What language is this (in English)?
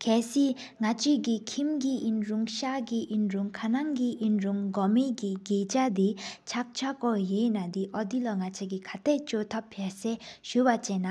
Sikkimese